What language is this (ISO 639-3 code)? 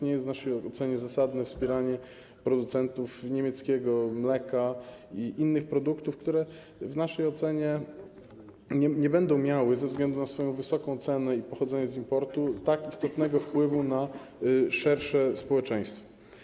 pol